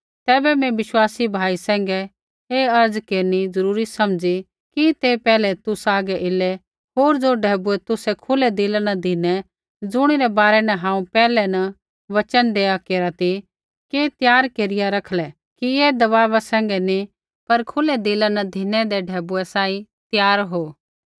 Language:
Kullu Pahari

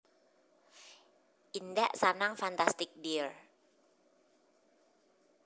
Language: Javanese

